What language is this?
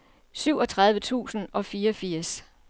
Danish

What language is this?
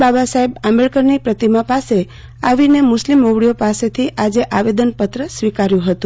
Gujarati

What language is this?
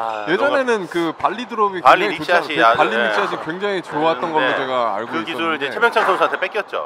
Korean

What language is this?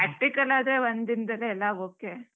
Kannada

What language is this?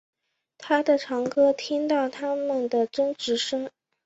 Chinese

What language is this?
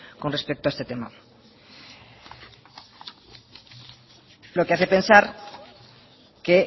Spanish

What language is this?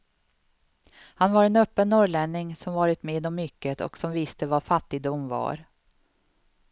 Swedish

